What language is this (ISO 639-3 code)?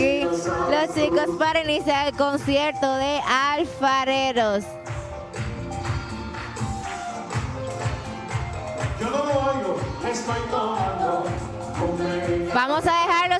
spa